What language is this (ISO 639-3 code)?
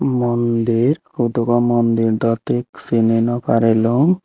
ccp